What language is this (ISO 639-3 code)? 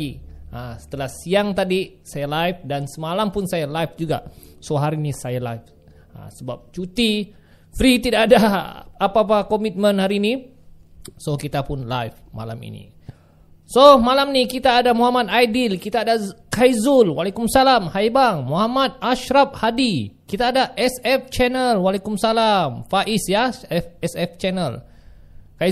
msa